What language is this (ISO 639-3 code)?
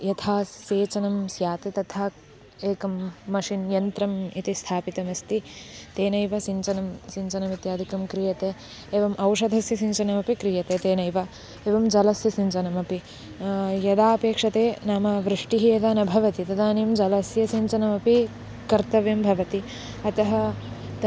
san